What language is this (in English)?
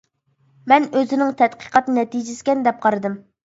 Uyghur